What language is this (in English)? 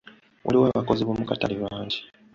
Ganda